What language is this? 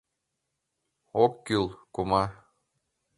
Mari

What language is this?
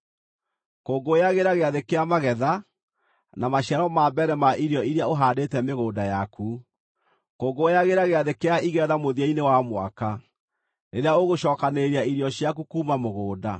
Kikuyu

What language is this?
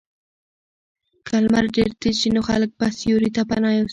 Pashto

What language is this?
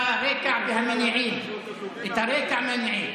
Hebrew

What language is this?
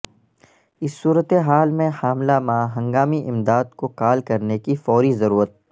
Urdu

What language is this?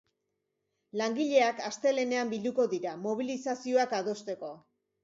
Basque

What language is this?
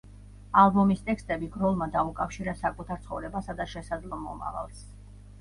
Georgian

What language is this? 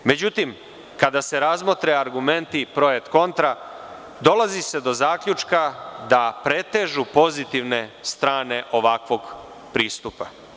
Serbian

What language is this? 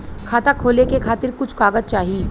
Bhojpuri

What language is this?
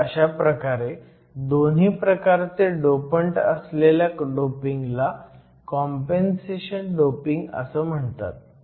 Marathi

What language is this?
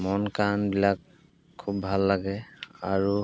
Assamese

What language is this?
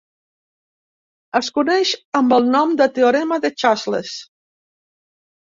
Catalan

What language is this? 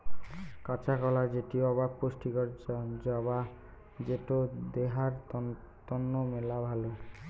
Bangla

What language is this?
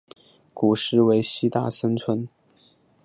Chinese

